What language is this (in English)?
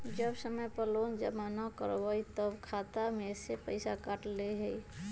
Magahi